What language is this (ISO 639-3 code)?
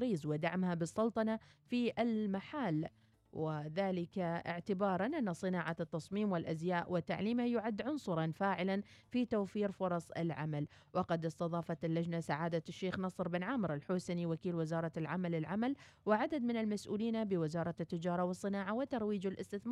ara